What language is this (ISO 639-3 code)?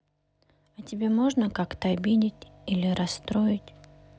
rus